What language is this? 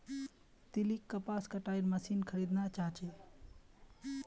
Magahi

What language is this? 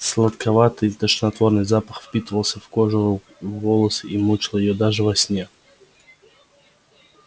Russian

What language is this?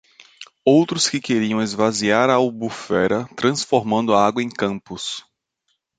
Portuguese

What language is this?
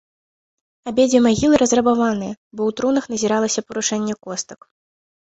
Belarusian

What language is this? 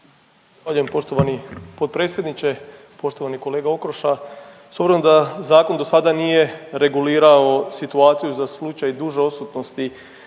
Croatian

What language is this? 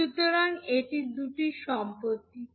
Bangla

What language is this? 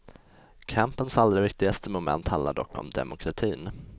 Swedish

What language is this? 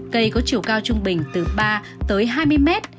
Vietnamese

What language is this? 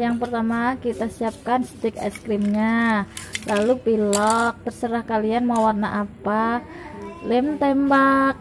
Indonesian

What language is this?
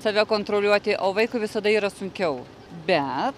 Lithuanian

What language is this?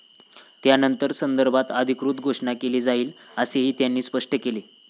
Marathi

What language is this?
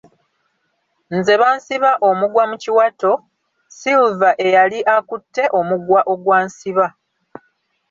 Ganda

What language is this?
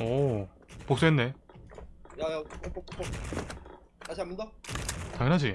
Korean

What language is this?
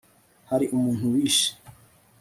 Kinyarwanda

